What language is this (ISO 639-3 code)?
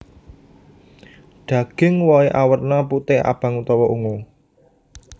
jav